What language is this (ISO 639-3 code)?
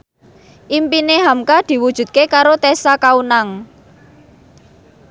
jav